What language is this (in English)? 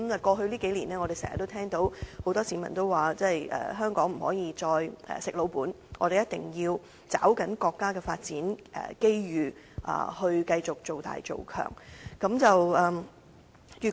Cantonese